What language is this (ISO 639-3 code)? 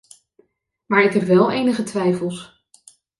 nld